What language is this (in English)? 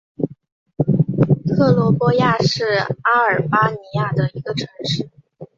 Chinese